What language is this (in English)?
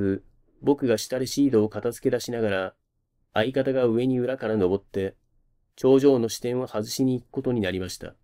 Japanese